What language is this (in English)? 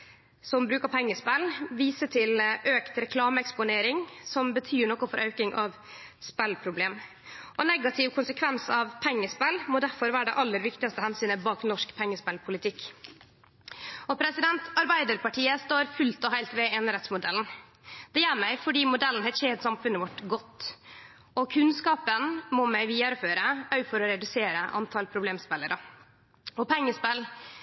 Norwegian Nynorsk